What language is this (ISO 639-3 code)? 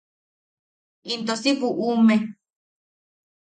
yaq